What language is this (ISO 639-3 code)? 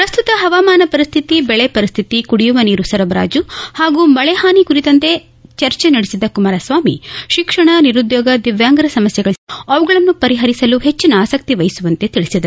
kan